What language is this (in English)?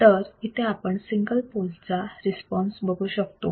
Marathi